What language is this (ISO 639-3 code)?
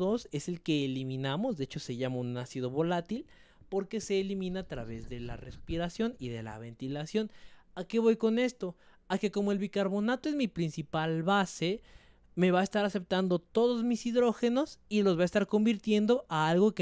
spa